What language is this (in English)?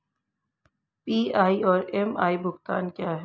Hindi